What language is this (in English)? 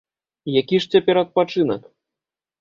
Belarusian